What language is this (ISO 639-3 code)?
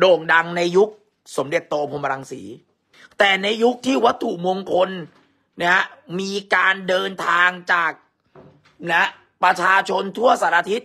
tha